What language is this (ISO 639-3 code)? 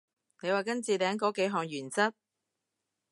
yue